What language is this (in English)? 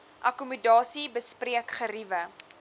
Afrikaans